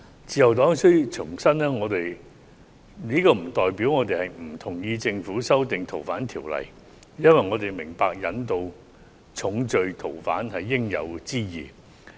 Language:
Cantonese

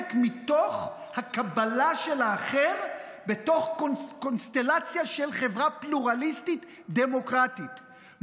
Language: Hebrew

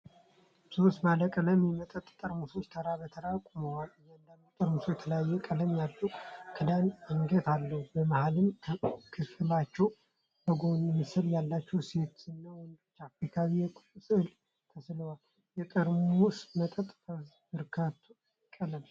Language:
Amharic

